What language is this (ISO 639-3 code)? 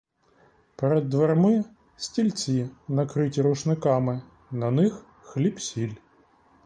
ukr